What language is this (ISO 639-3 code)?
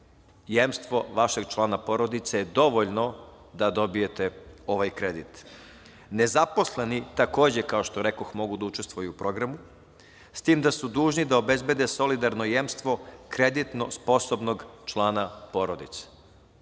srp